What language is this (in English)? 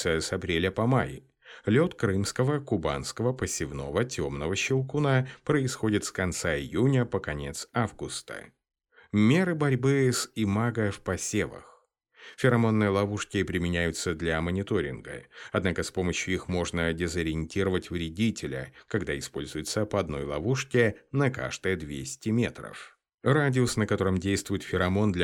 Russian